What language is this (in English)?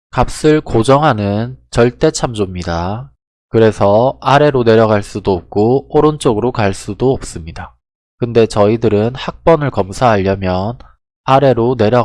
Korean